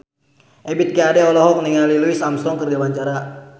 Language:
Sundanese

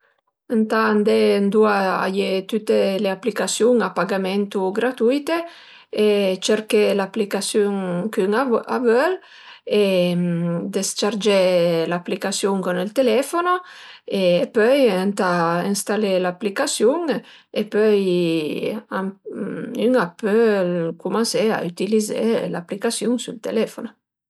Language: Piedmontese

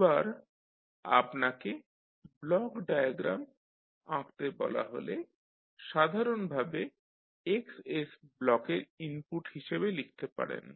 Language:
Bangla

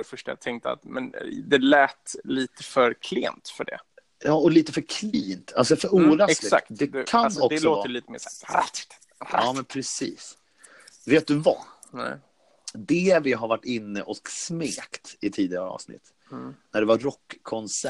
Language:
Swedish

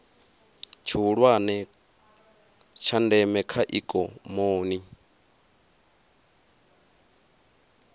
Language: Venda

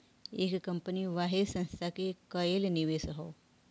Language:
Bhojpuri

